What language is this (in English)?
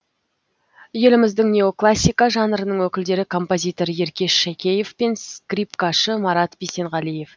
Kazakh